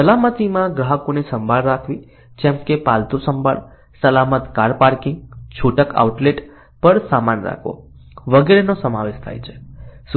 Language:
Gujarati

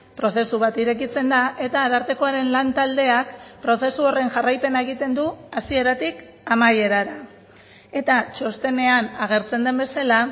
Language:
Basque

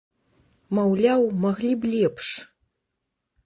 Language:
Belarusian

